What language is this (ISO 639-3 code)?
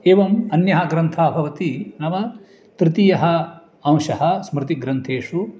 san